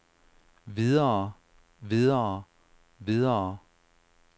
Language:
Danish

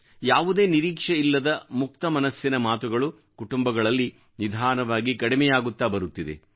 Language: Kannada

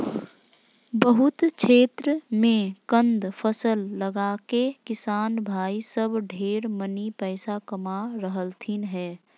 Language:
Magahi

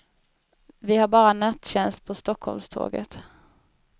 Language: Swedish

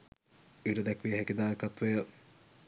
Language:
Sinhala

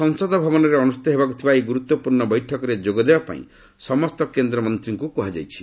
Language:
Odia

